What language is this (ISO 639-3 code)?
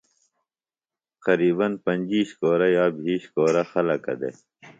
phl